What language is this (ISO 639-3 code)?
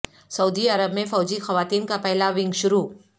urd